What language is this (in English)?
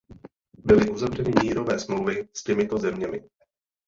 Czech